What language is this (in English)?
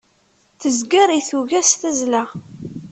Kabyle